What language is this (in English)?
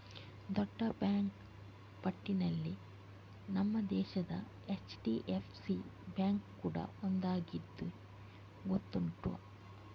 Kannada